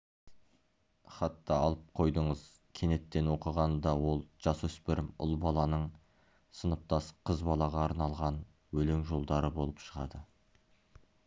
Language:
Kazakh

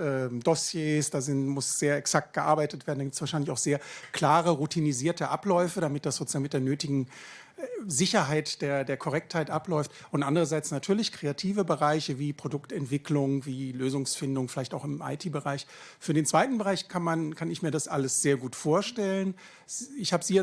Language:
German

